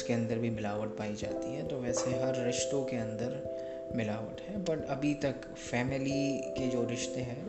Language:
Urdu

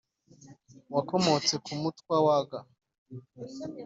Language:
Kinyarwanda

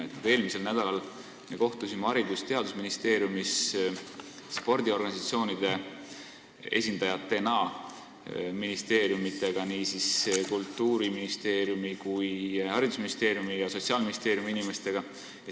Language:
Estonian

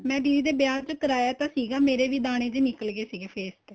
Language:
Punjabi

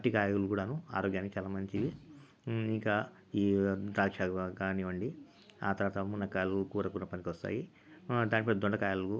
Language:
Telugu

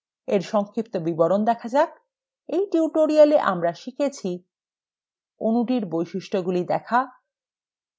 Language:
Bangla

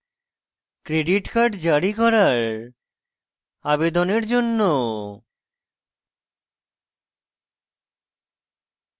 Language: Bangla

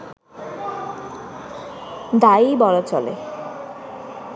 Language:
Bangla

